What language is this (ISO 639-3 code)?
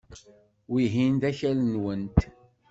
kab